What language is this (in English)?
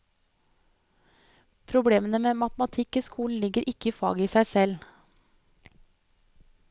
Norwegian